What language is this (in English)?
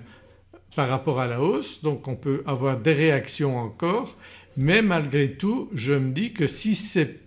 French